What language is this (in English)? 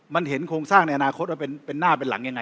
Thai